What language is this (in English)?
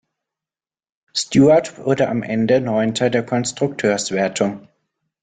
German